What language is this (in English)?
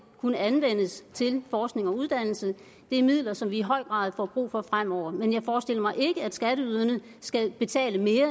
Danish